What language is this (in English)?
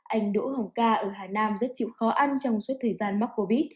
Vietnamese